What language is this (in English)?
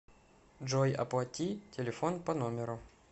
Russian